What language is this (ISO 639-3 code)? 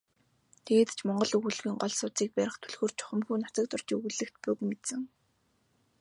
mon